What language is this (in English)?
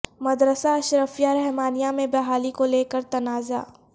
Urdu